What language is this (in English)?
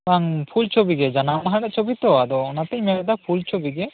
Santali